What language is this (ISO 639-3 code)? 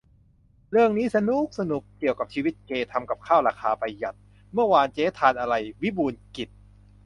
tha